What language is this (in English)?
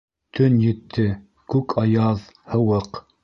Bashkir